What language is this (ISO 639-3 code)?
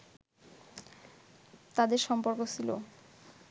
ben